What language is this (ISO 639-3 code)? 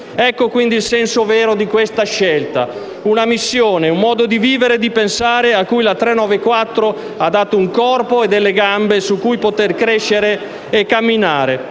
ita